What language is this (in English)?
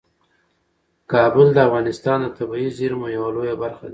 Pashto